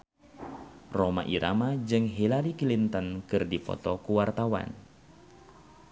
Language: Sundanese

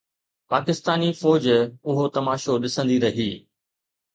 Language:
Sindhi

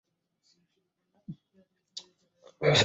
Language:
Bangla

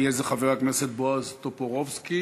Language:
Hebrew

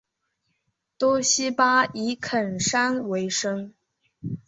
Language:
Chinese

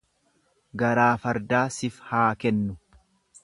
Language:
Oromo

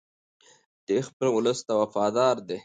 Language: Pashto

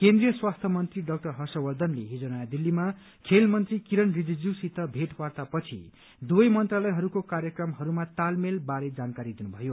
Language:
Nepali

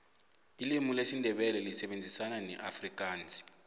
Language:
South Ndebele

